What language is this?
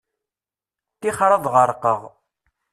Kabyle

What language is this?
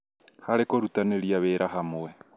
Kikuyu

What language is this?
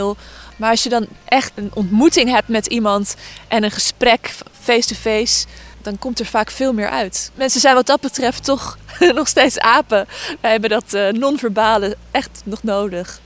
Dutch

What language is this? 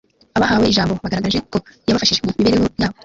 Kinyarwanda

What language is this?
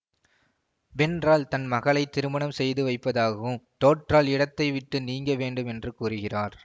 Tamil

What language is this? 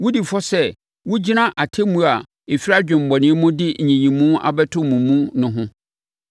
Akan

